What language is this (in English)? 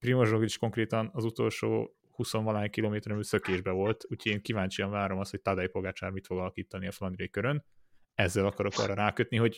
Hungarian